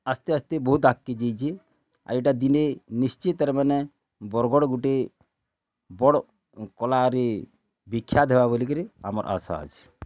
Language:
Odia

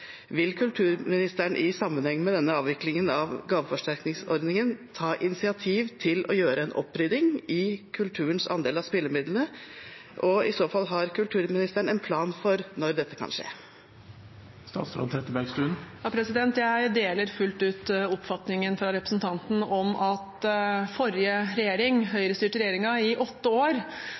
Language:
Norwegian Bokmål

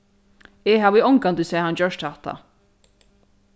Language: Faroese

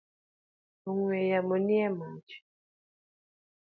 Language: Luo (Kenya and Tanzania)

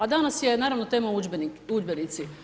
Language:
Croatian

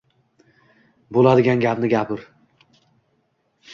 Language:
Uzbek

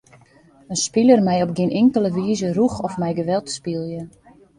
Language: Western Frisian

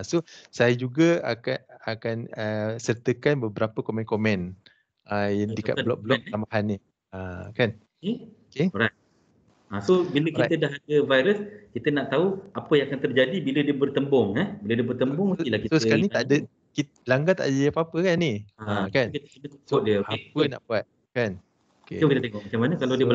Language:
Malay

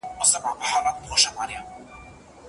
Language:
Pashto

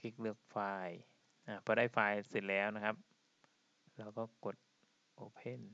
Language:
Thai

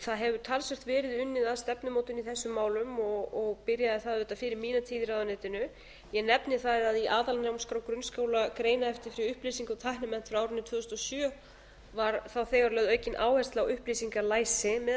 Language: Icelandic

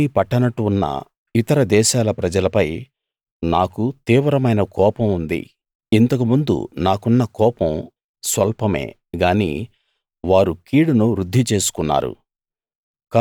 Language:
Telugu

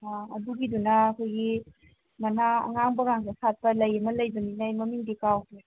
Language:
Manipuri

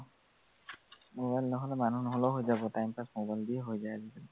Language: Assamese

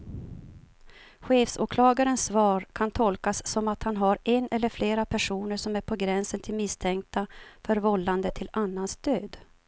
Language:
Swedish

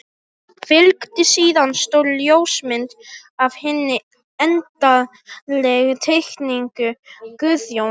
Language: Icelandic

